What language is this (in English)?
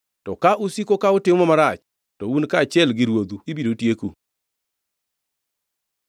Luo (Kenya and Tanzania)